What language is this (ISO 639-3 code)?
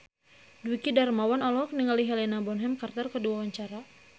sun